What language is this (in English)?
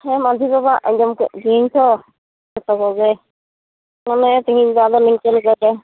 Santali